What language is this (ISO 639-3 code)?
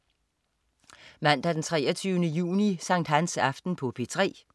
dan